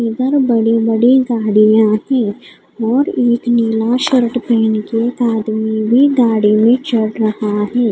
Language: Hindi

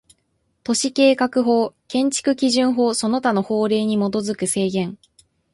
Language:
Japanese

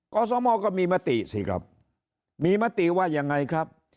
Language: Thai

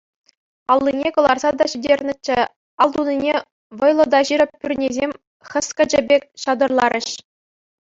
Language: Chuvash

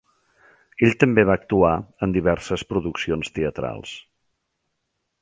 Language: Catalan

